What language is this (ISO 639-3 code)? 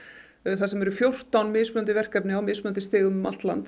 isl